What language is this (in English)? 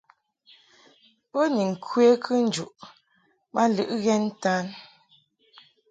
Mungaka